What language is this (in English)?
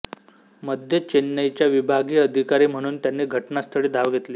Marathi